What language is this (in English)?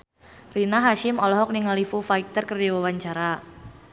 Sundanese